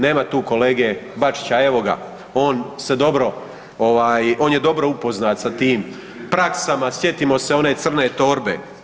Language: Croatian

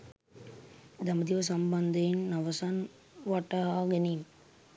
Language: Sinhala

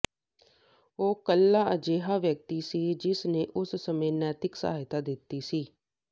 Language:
Punjabi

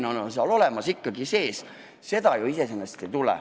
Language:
Estonian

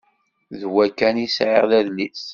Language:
Kabyle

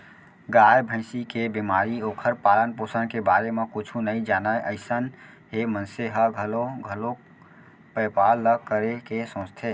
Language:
Chhattisgarhi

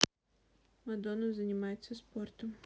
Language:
Russian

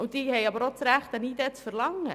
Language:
Swiss German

